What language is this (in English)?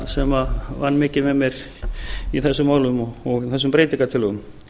Icelandic